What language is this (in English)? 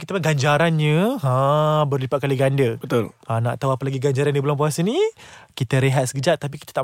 Malay